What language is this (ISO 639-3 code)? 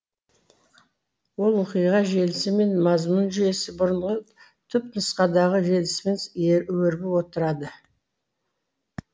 kaz